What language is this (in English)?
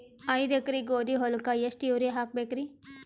Kannada